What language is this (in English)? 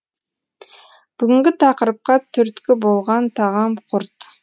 Kazakh